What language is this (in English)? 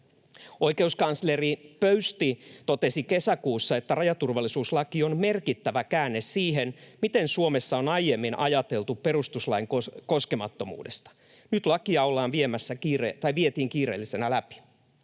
Finnish